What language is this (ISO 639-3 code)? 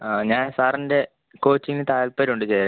mal